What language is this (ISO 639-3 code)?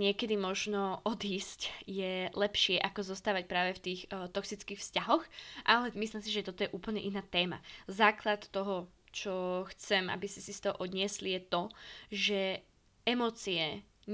slk